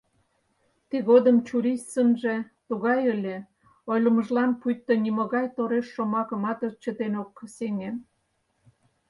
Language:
Mari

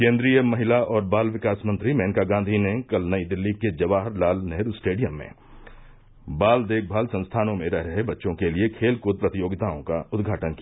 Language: Hindi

